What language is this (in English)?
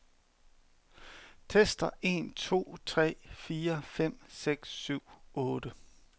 Danish